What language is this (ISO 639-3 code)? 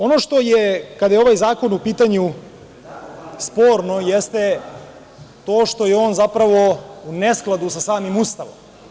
srp